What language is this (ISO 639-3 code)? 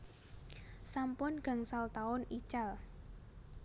jav